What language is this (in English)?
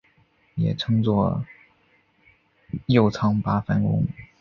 Chinese